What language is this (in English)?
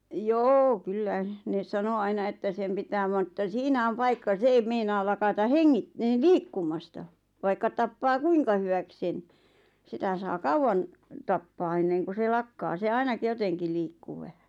Finnish